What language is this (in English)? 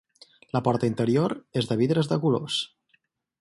Catalan